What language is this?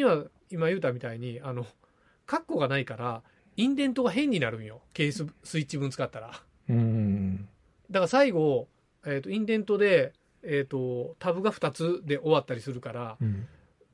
Japanese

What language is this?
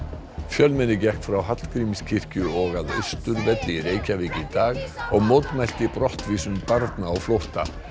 Icelandic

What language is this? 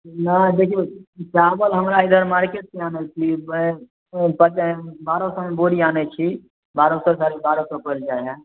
Maithili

